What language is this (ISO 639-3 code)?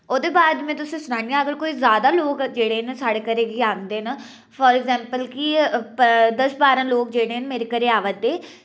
doi